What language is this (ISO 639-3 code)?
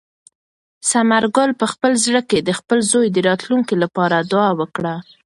pus